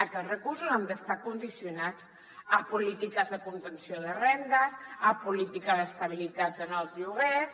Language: Catalan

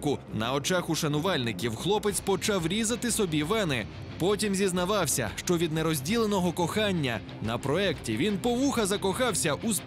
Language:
Ukrainian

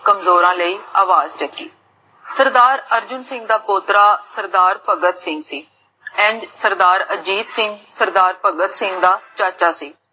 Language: Punjabi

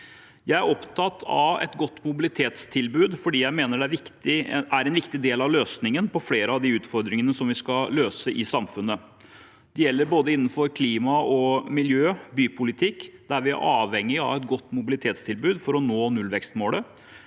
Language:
Norwegian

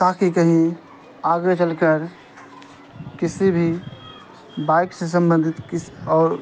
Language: Urdu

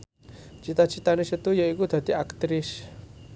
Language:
Javanese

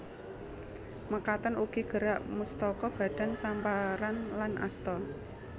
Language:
Javanese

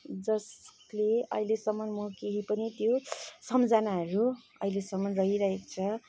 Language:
Nepali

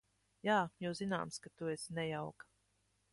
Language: Latvian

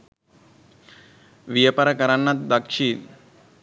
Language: Sinhala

